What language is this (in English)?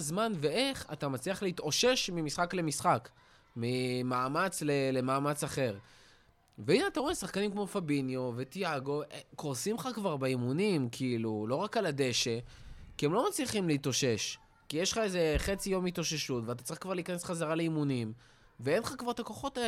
Hebrew